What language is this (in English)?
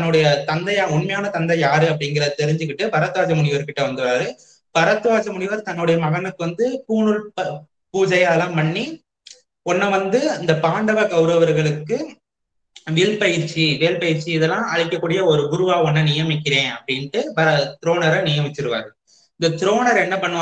Tamil